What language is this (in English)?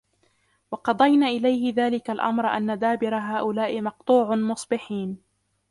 Arabic